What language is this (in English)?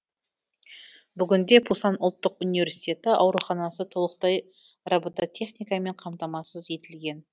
Kazakh